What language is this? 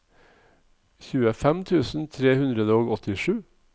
Norwegian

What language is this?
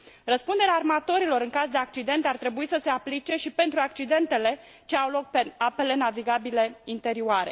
Romanian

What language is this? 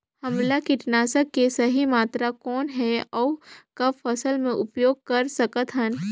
Chhattisgarhi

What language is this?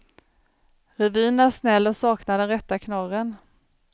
Swedish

